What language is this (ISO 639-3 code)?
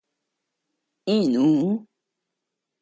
cux